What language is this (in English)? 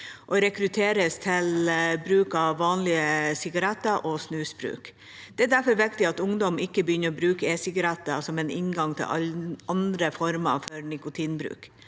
Norwegian